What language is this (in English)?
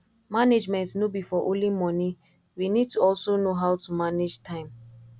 Nigerian Pidgin